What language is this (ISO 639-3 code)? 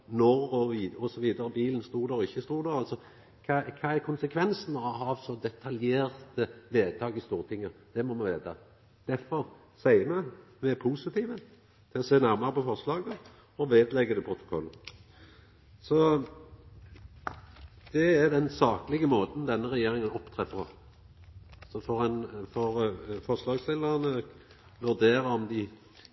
nno